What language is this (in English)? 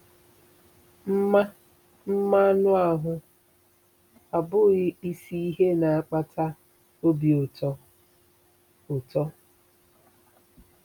Igbo